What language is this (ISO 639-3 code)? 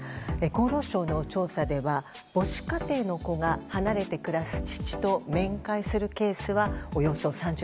jpn